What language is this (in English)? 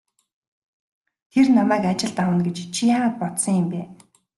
Mongolian